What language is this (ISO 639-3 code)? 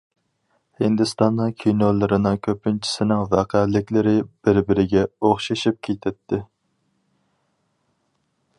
uig